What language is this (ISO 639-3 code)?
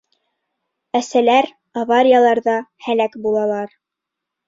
bak